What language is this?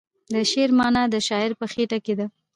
Pashto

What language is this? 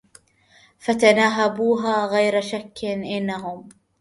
Arabic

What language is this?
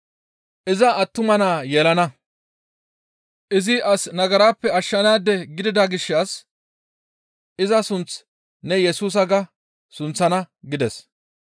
Gamo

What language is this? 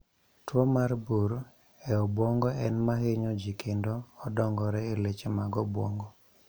Luo (Kenya and Tanzania)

